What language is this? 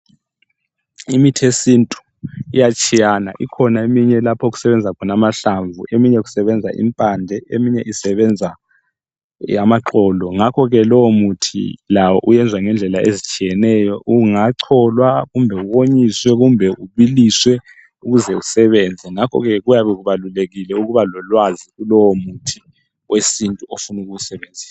North Ndebele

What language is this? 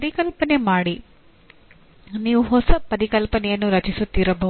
Kannada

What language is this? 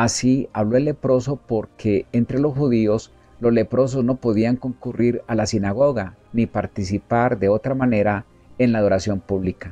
Spanish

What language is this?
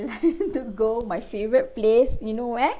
English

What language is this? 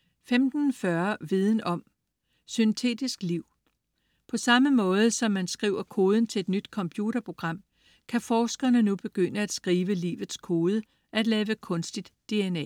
Danish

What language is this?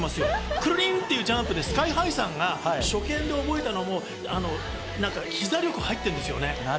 Japanese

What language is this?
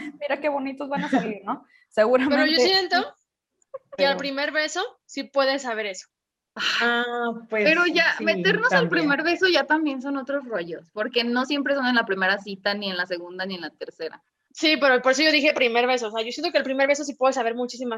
Spanish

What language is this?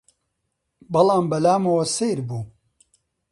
Central Kurdish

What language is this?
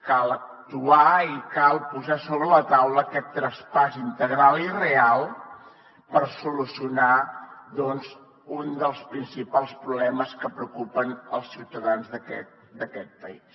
Catalan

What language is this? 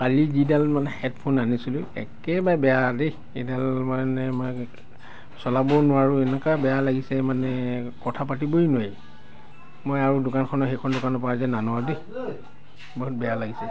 Assamese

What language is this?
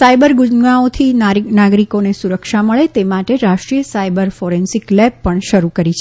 Gujarati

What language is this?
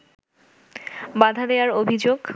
Bangla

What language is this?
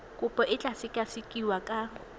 Tswana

